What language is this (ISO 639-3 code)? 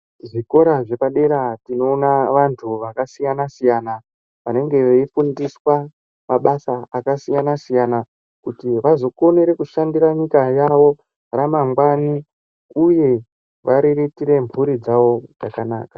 ndc